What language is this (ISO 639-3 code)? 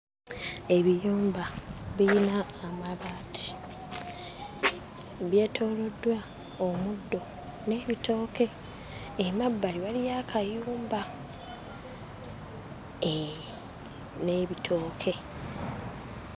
lug